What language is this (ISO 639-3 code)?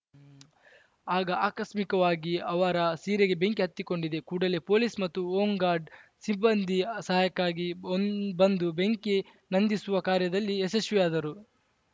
kan